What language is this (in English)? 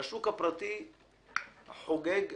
Hebrew